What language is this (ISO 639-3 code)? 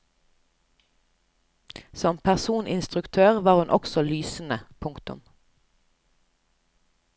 nor